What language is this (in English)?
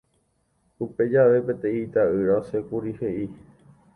Guarani